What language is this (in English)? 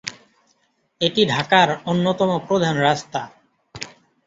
Bangla